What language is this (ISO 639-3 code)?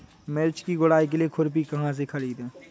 hin